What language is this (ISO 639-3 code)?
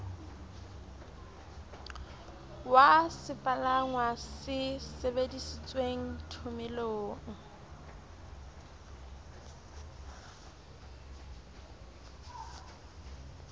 sot